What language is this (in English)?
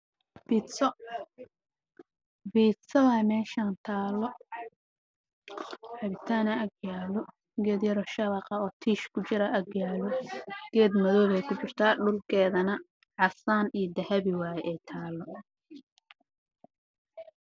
Somali